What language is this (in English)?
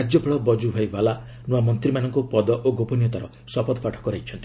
Odia